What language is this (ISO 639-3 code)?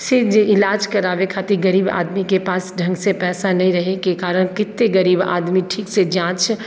mai